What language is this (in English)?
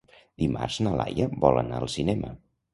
Catalan